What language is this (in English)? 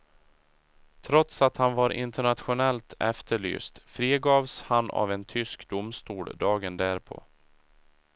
Swedish